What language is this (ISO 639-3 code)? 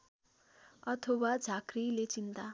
nep